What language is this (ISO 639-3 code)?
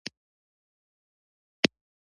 pus